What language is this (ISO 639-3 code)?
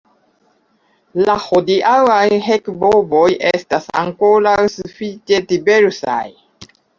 epo